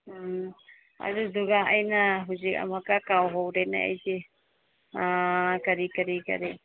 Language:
Manipuri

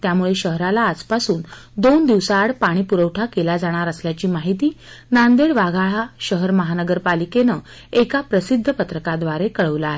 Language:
Marathi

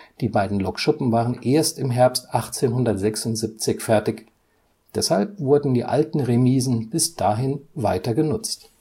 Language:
German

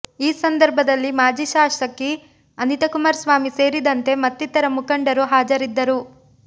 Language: Kannada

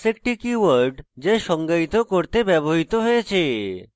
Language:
Bangla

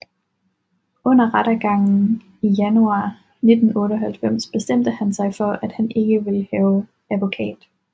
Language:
Danish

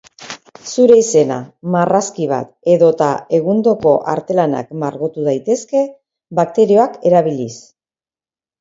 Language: Basque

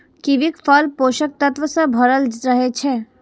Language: Maithili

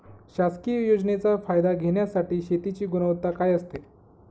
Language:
Marathi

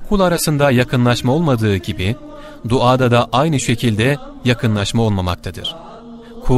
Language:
Turkish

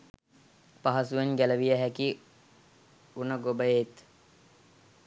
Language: Sinhala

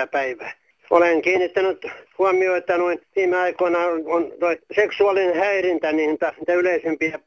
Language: Finnish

